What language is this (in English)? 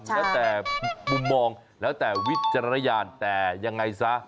Thai